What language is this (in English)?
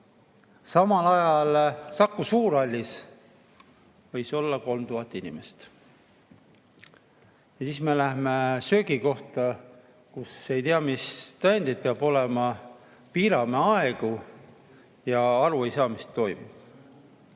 Estonian